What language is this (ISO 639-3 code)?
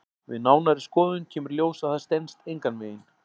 isl